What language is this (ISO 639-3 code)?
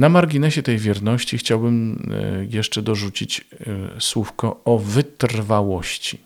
pol